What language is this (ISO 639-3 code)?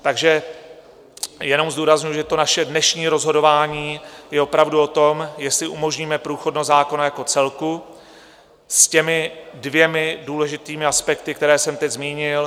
ces